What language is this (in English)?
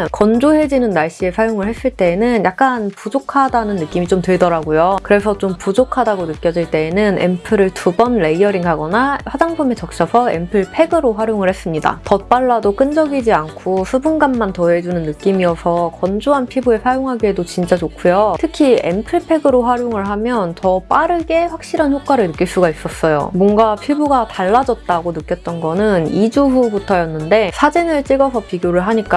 Korean